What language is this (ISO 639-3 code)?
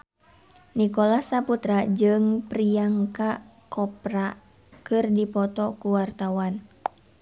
sun